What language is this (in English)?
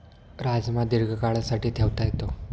Marathi